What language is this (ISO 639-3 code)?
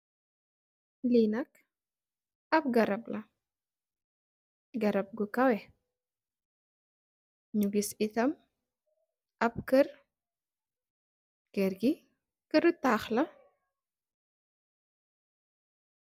wol